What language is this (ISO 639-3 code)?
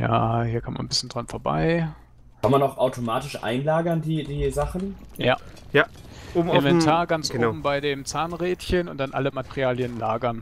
deu